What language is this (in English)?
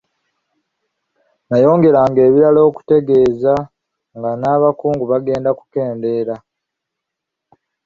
Ganda